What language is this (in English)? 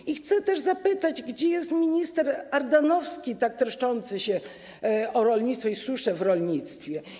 Polish